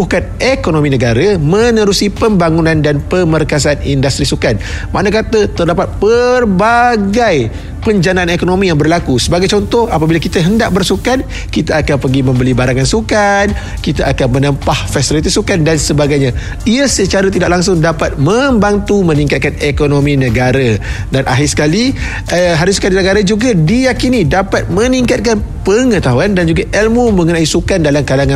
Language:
Malay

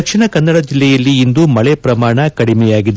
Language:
Kannada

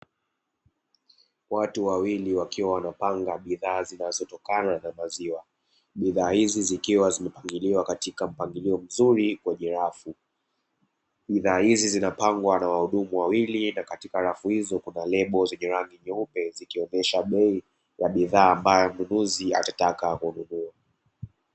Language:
Swahili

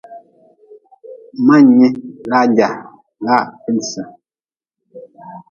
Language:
Nawdm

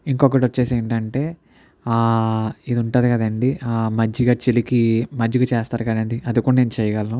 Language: Telugu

